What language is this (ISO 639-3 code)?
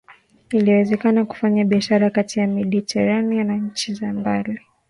swa